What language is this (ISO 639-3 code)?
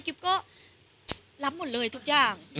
tha